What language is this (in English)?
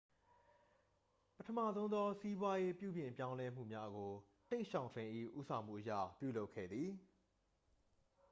Burmese